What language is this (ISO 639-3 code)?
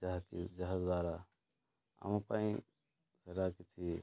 ori